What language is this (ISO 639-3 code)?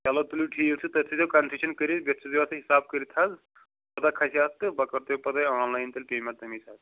kas